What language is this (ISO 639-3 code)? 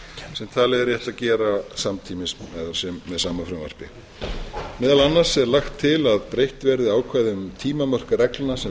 isl